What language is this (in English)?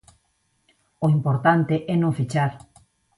Galician